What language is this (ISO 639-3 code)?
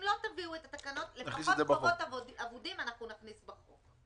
heb